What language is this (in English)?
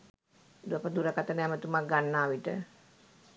Sinhala